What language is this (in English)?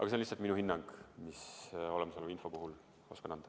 Estonian